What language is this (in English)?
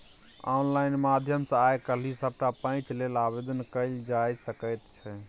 Maithili